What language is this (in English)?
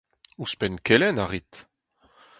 Breton